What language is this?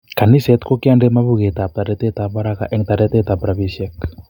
Kalenjin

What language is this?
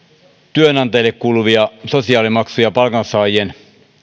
Finnish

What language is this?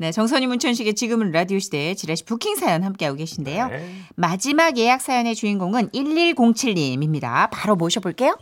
Korean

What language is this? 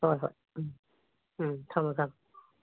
Manipuri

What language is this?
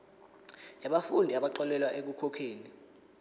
Zulu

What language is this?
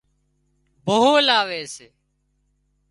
Wadiyara Koli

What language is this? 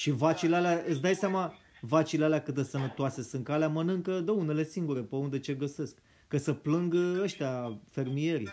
Romanian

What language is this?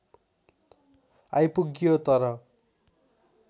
Nepali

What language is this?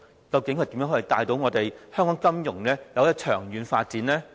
Cantonese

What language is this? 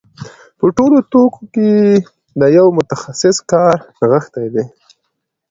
Pashto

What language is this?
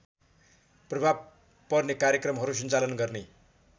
Nepali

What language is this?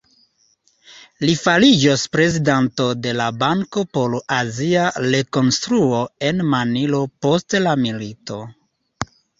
Esperanto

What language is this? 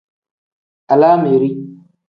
Tem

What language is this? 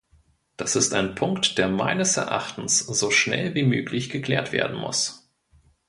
German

